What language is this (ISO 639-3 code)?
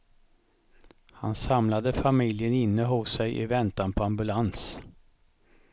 swe